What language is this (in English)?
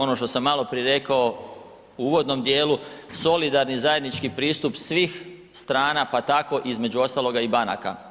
Croatian